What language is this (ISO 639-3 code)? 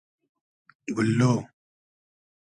haz